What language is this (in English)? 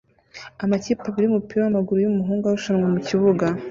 Kinyarwanda